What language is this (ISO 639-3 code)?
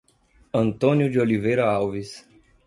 por